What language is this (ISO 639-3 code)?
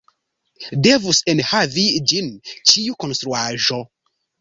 epo